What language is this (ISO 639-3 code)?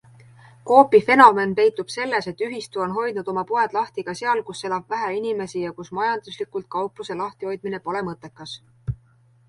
est